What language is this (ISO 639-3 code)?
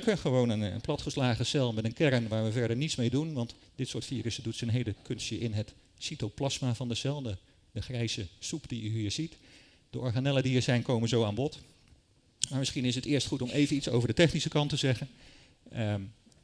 nld